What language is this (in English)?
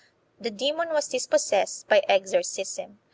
English